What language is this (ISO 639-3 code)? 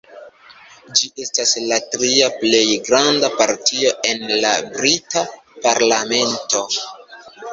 epo